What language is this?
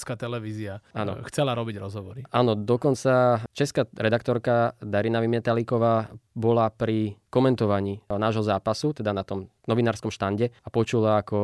Slovak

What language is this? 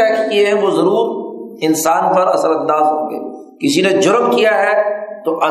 Urdu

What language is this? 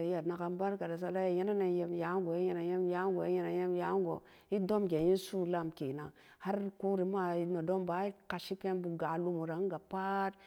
Samba Daka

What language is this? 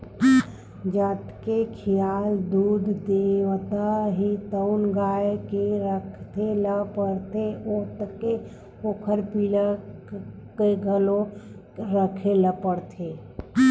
Chhattisgarhi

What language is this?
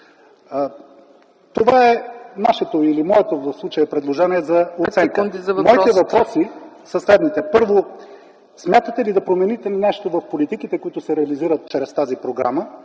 Bulgarian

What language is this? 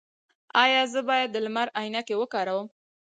Pashto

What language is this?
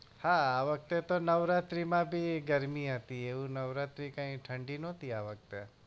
Gujarati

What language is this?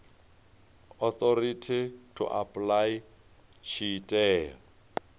Venda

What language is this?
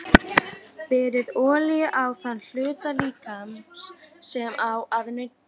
Icelandic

